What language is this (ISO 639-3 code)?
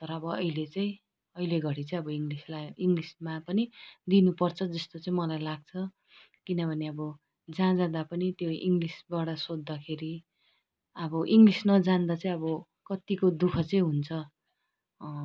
nep